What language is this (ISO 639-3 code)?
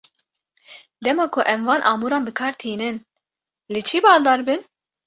kur